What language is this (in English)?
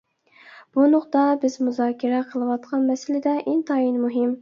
Uyghur